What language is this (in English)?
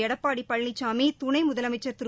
Tamil